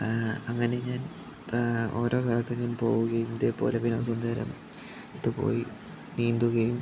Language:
Malayalam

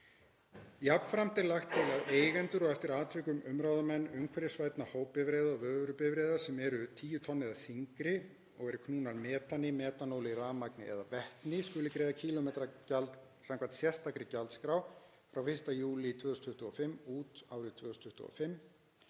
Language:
Icelandic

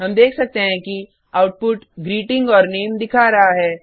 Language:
Hindi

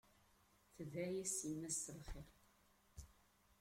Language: Kabyle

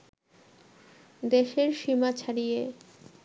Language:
Bangla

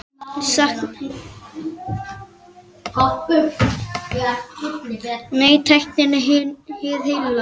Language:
Icelandic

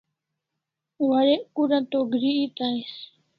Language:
Kalasha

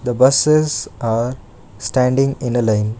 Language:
English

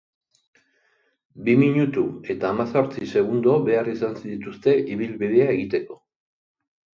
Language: Basque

